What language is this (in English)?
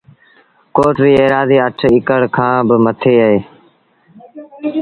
Sindhi Bhil